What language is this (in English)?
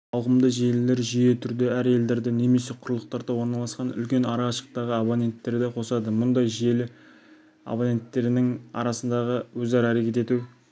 Kazakh